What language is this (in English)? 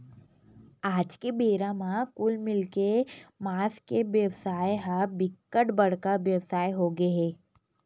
Chhattisgarhi